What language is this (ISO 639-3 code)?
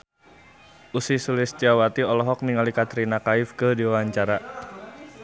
sun